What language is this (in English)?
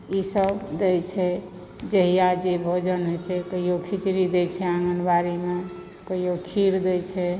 Maithili